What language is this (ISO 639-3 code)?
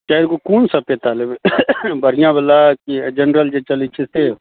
mai